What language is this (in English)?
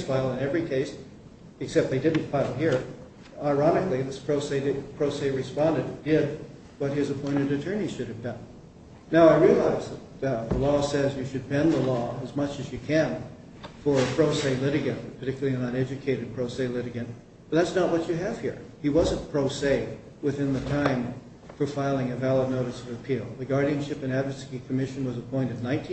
English